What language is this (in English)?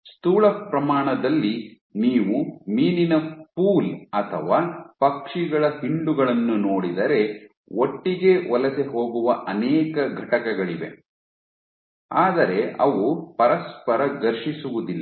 Kannada